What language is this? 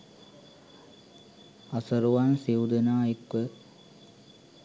Sinhala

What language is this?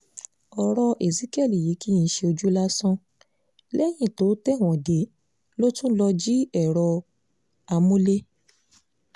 Yoruba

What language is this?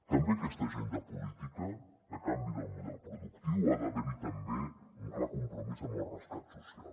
Catalan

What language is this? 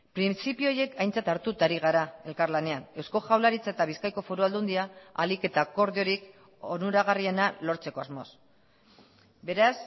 Basque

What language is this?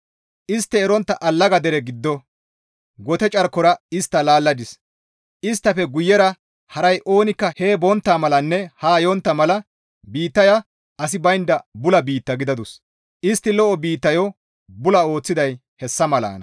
Gamo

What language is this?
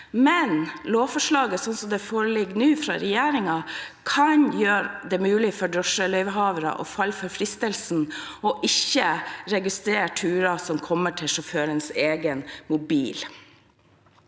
Norwegian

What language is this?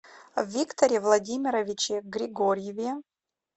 Russian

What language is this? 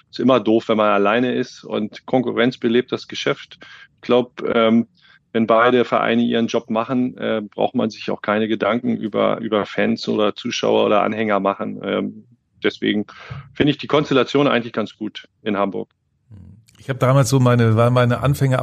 German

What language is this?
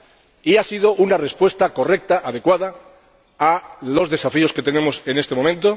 Spanish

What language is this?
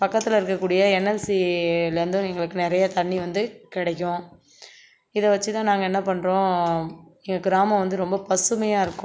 Tamil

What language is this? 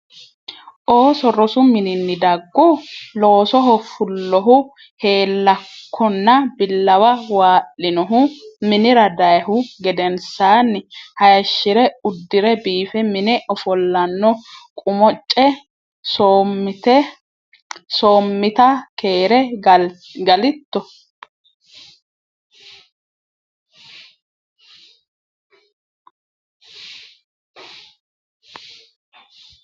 Sidamo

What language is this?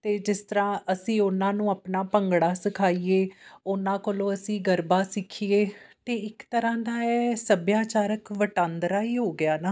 Punjabi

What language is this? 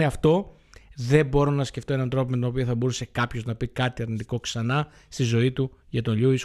Greek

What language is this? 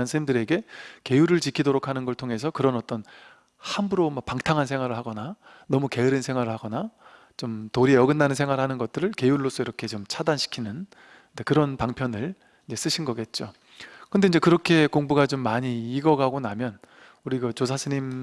Korean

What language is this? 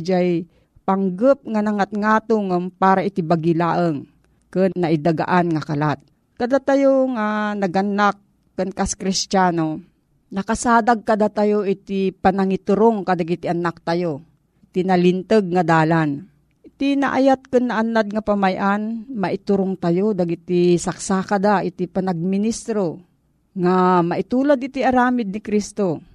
Filipino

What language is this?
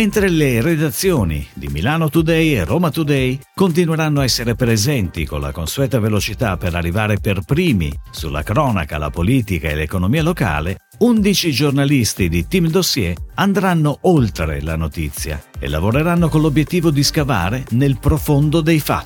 Italian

